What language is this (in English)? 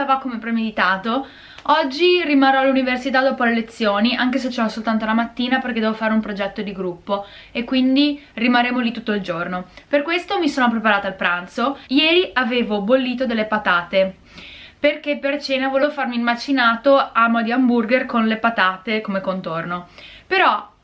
Italian